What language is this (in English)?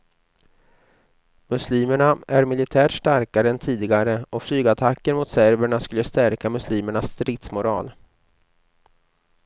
Swedish